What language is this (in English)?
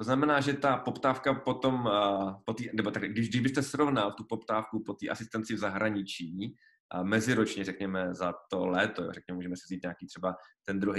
Czech